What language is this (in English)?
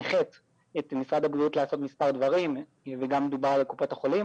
Hebrew